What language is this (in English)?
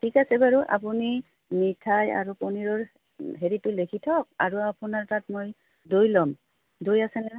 Assamese